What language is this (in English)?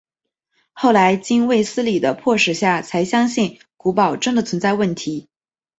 Chinese